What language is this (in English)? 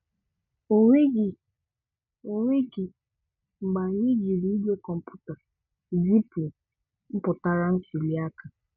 Igbo